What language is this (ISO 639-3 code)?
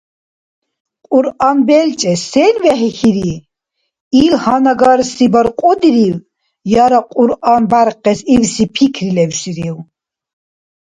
dar